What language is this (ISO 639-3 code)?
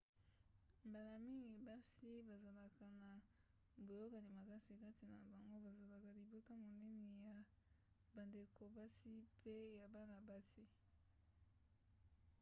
lin